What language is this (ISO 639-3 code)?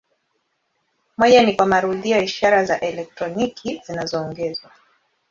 swa